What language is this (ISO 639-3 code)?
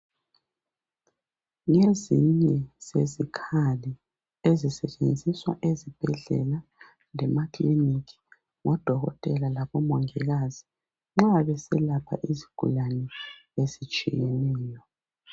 nde